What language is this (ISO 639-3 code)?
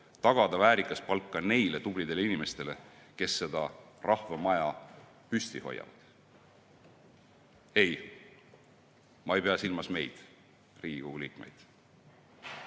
est